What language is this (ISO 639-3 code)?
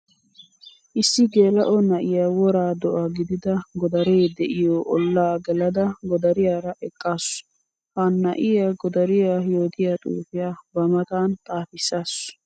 wal